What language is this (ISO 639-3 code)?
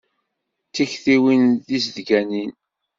kab